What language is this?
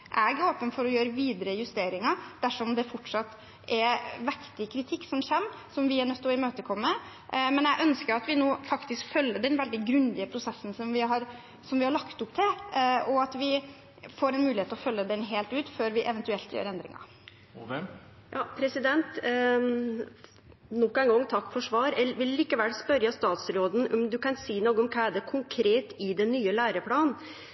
Norwegian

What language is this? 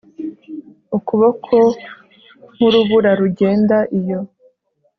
Kinyarwanda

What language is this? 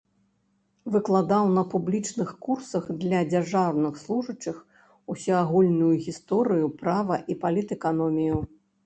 Belarusian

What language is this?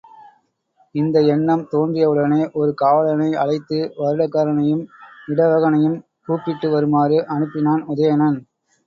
Tamil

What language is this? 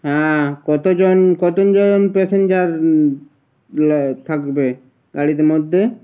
Bangla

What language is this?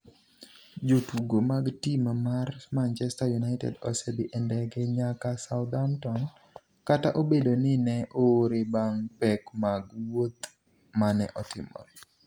Luo (Kenya and Tanzania)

